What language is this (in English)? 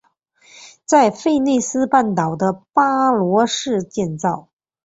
Chinese